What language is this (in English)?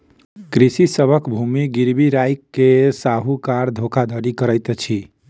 Maithili